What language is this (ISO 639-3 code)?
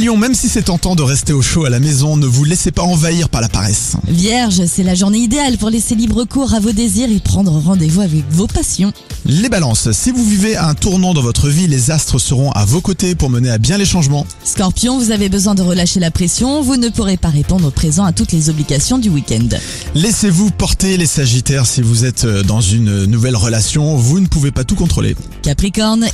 fra